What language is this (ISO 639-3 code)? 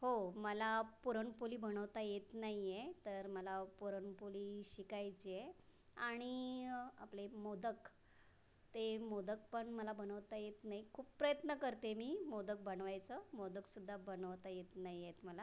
mar